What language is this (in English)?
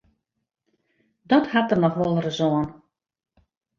Western Frisian